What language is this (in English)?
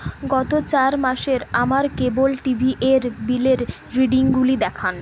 Bangla